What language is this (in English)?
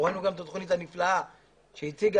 Hebrew